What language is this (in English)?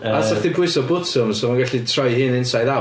Welsh